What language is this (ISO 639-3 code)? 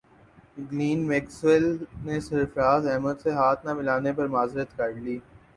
urd